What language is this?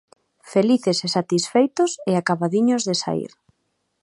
Galician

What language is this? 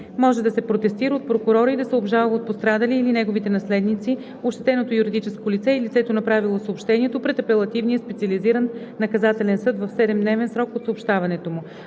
Bulgarian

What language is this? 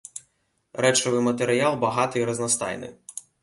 Belarusian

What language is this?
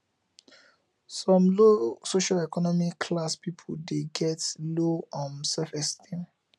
Nigerian Pidgin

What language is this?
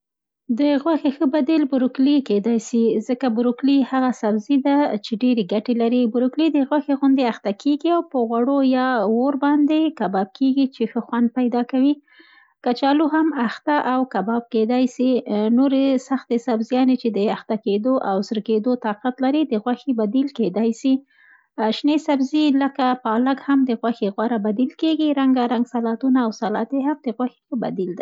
Central Pashto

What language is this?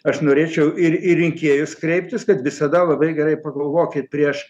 Lithuanian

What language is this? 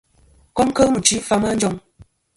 Kom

